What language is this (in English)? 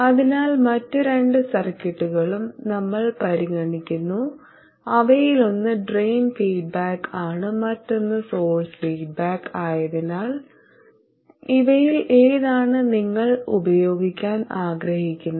Malayalam